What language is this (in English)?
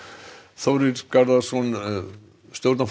Icelandic